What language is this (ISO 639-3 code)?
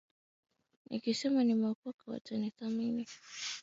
swa